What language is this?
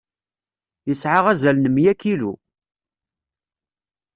Kabyle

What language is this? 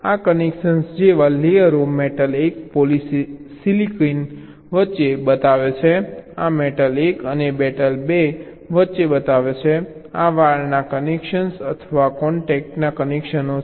Gujarati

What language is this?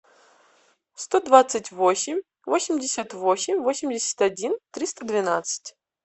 Russian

